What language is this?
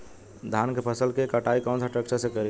Bhojpuri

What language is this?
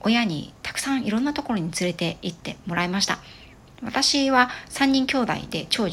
Japanese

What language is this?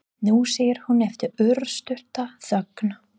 Icelandic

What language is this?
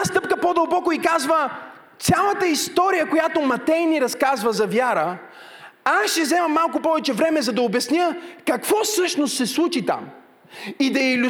Bulgarian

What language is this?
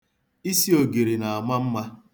Igbo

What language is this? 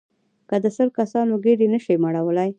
Pashto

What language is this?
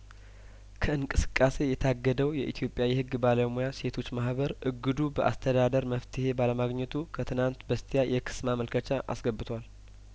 Amharic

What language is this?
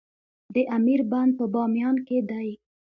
Pashto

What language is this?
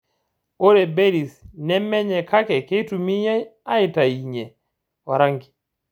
Masai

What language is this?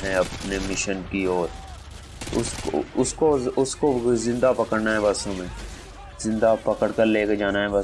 Hindi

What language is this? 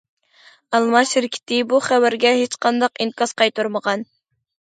Uyghur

